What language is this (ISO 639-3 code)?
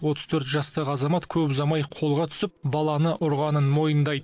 kaz